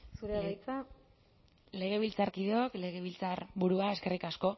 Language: Basque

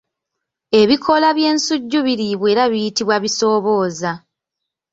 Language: Ganda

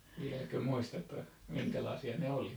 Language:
Finnish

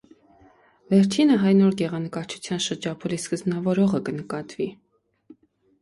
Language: Armenian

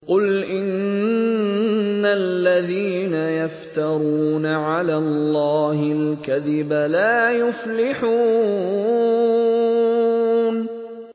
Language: Arabic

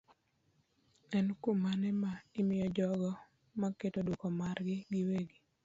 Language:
Luo (Kenya and Tanzania)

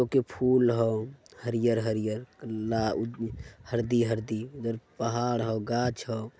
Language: Magahi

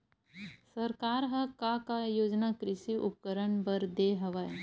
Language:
Chhattisgarhi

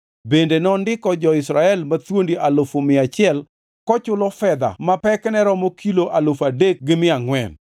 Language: Luo (Kenya and Tanzania)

